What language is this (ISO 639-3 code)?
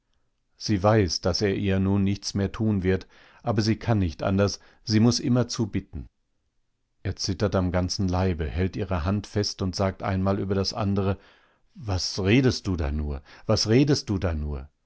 deu